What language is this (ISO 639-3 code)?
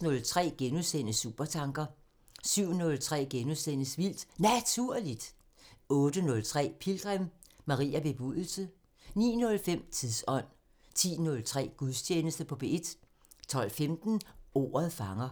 dan